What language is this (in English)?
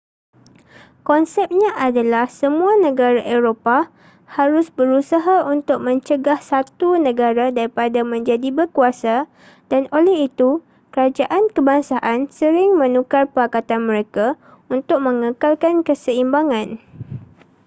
Malay